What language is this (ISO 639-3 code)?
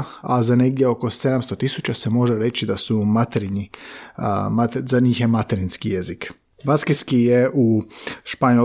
hrv